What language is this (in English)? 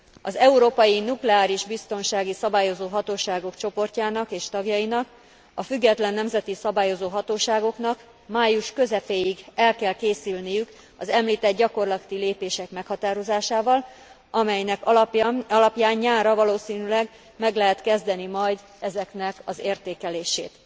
Hungarian